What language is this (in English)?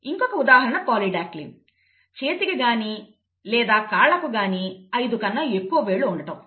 Telugu